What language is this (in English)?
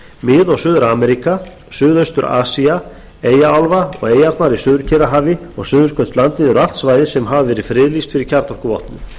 Icelandic